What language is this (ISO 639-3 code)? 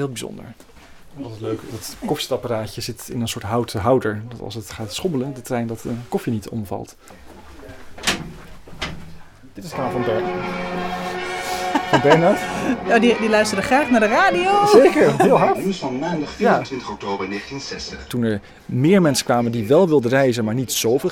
nld